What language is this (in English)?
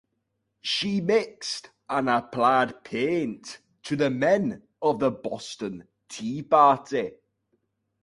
English